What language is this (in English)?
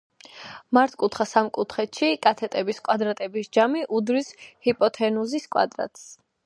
Georgian